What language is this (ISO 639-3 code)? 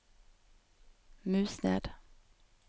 nor